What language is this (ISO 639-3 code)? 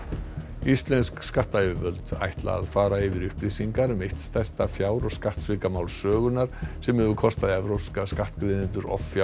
isl